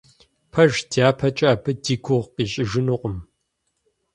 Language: Kabardian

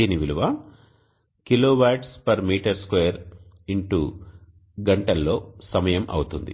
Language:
Telugu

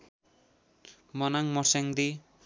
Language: Nepali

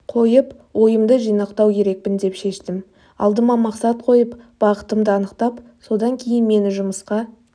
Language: Kazakh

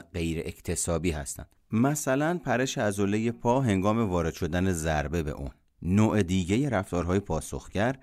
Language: Persian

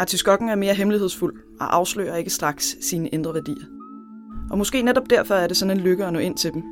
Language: Danish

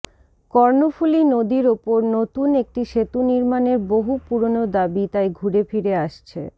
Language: Bangla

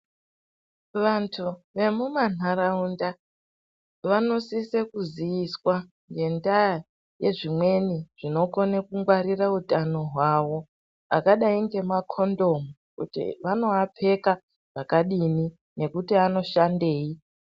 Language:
Ndau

